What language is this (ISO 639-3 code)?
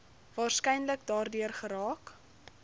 afr